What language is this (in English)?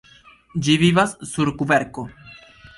Esperanto